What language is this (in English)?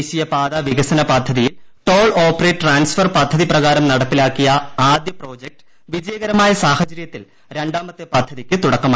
Malayalam